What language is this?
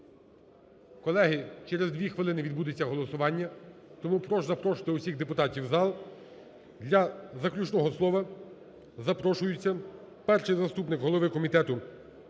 Ukrainian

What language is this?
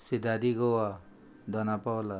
Konkani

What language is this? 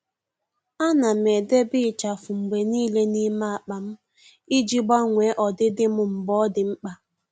Igbo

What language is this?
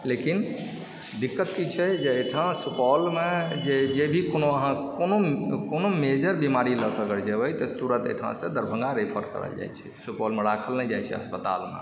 Maithili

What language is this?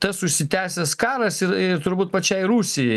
Lithuanian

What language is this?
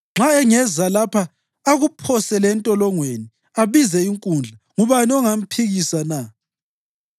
North Ndebele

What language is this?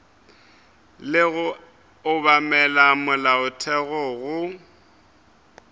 Northern Sotho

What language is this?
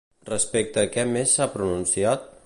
Catalan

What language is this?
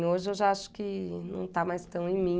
Portuguese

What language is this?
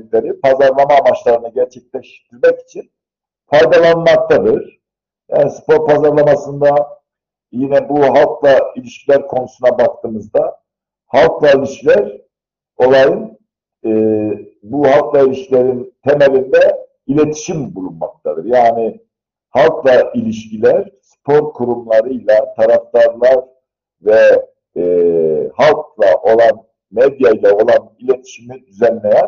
Turkish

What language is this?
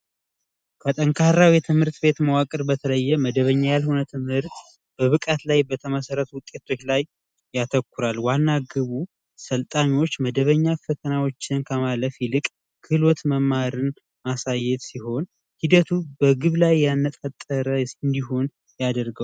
Amharic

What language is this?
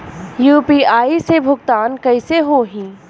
Bhojpuri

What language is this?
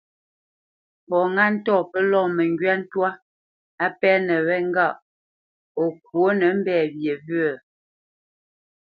Bamenyam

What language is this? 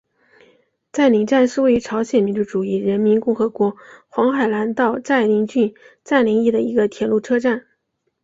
Chinese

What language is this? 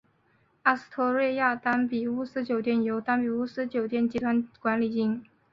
Chinese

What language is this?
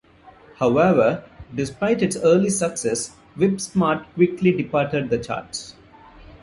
English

